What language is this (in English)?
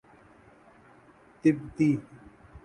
Urdu